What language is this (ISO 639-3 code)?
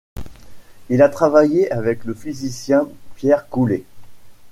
fra